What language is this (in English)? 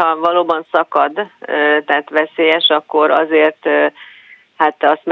Hungarian